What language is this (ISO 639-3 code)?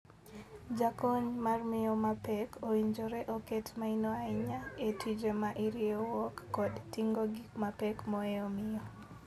luo